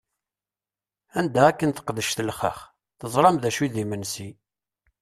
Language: Kabyle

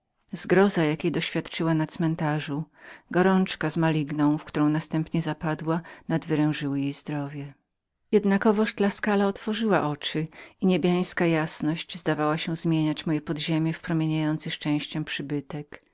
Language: Polish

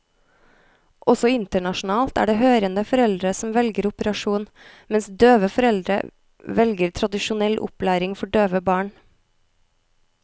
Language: Norwegian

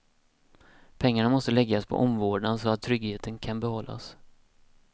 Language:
Swedish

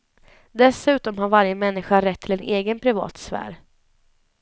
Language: Swedish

